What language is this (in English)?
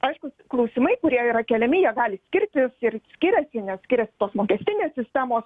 Lithuanian